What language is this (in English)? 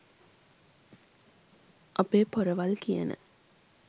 Sinhala